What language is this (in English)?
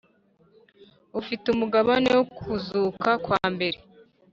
Kinyarwanda